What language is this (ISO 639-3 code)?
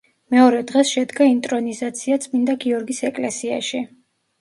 kat